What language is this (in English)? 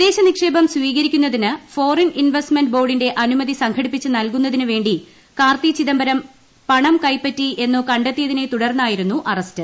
Malayalam